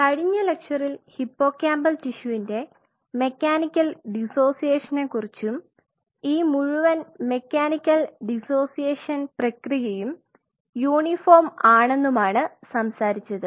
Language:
Malayalam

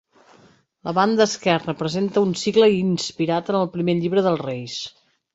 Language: Catalan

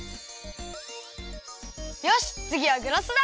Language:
Japanese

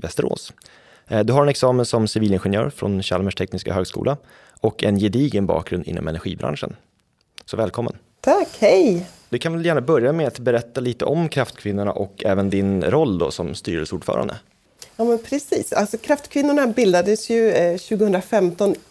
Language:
Swedish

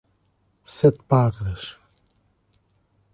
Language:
Portuguese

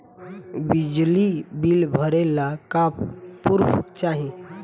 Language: Bhojpuri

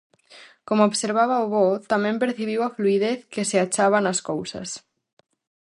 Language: Galician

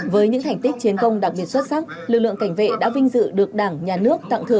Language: Vietnamese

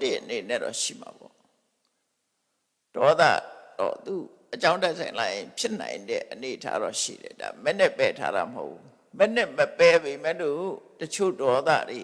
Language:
Vietnamese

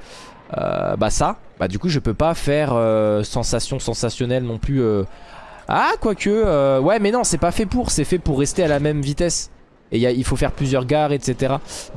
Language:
French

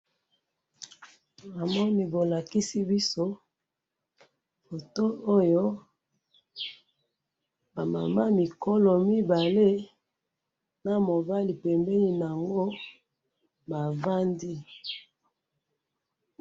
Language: Lingala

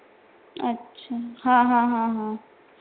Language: Marathi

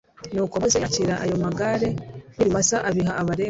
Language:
Kinyarwanda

